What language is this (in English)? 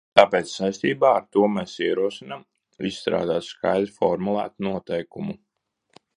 Latvian